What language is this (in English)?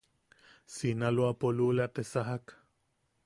Yaqui